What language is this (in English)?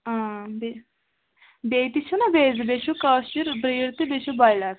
Kashmiri